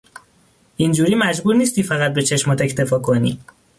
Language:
Persian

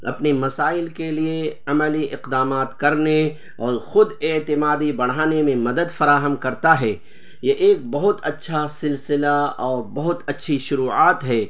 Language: Urdu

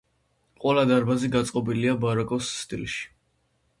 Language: Georgian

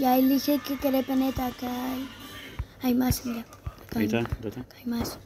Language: Spanish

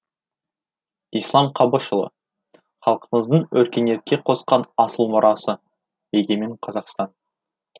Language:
Kazakh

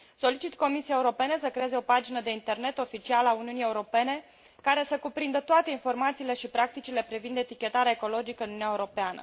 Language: Romanian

